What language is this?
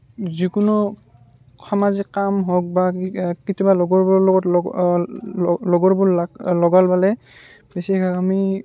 Assamese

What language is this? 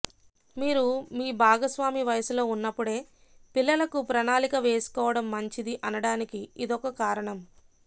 Telugu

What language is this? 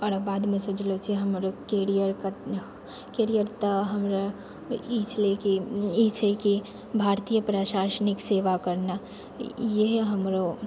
Maithili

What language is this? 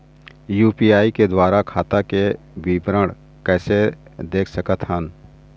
Chhattisgarhi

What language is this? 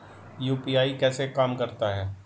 Hindi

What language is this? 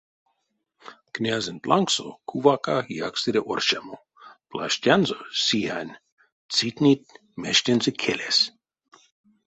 Erzya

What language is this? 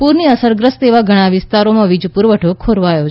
Gujarati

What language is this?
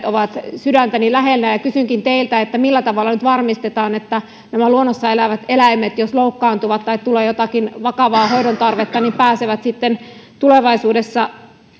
Finnish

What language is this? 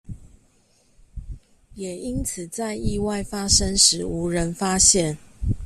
Chinese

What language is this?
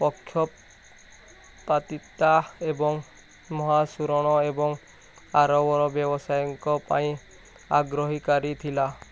Odia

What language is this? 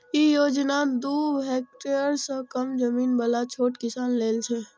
Maithili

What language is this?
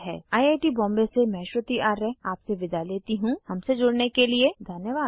Hindi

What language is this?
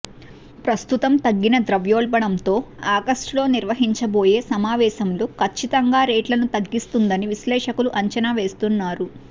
Telugu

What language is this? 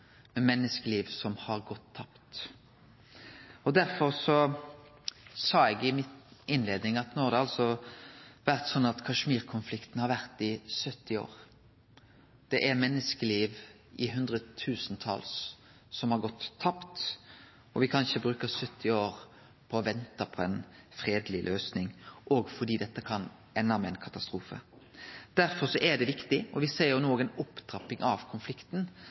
Norwegian Nynorsk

